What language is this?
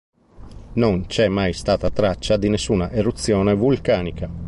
Italian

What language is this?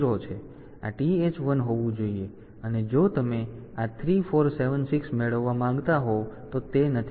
Gujarati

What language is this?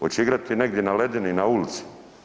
Croatian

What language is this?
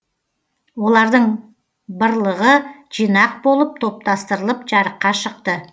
Kazakh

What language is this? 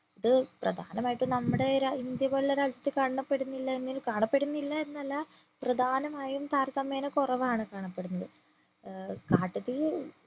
Malayalam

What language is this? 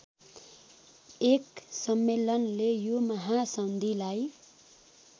Nepali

